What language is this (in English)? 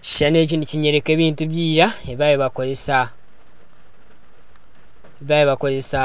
Nyankole